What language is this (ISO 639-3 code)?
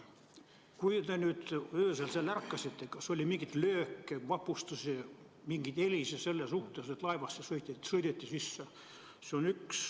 est